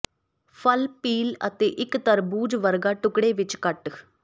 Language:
Punjabi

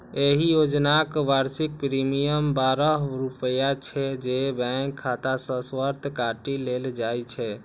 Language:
Maithili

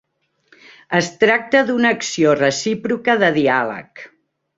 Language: Catalan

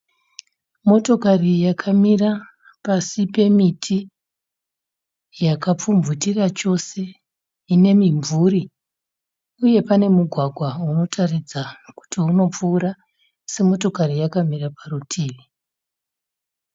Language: Shona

